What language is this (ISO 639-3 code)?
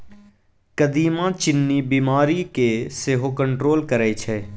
mai